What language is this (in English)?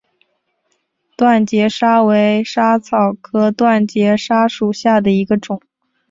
Chinese